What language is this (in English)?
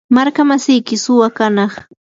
Yanahuanca Pasco Quechua